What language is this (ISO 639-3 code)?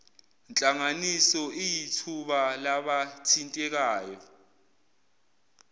zul